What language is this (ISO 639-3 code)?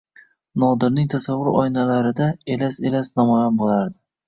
uzb